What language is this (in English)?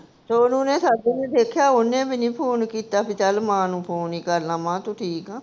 Punjabi